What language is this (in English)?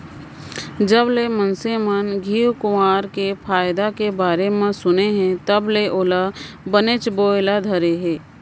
Chhattisgarhi